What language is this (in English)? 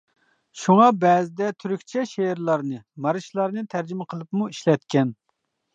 Uyghur